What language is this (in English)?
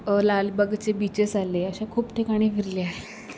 Marathi